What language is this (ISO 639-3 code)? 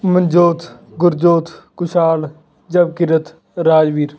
pan